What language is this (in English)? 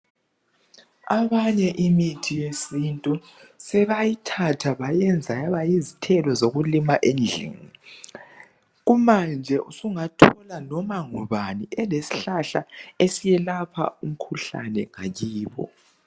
North Ndebele